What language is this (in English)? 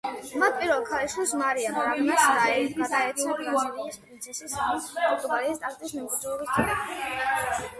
Georgian